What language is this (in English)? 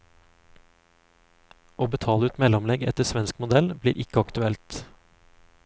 Norwegian